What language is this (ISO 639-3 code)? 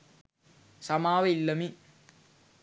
sin